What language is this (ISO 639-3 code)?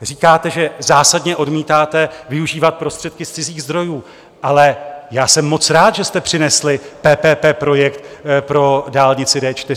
ces